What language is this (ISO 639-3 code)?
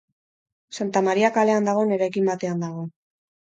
eus